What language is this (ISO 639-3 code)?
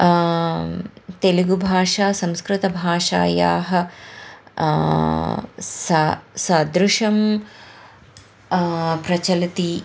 san